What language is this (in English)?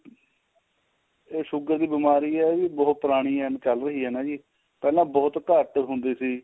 Punjabi